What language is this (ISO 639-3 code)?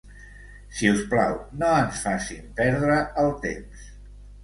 cat